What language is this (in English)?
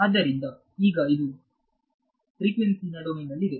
Kannada